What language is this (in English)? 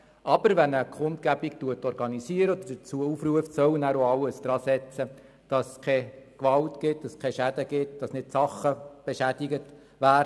Swiss German